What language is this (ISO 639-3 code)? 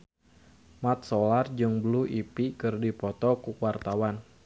sun